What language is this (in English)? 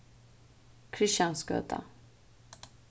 Faroese